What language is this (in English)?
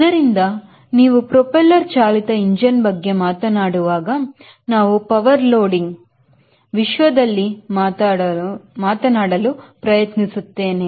Kannada